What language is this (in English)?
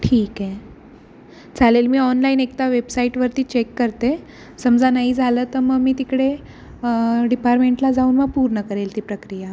Marathi